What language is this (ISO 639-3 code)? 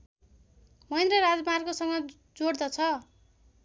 nep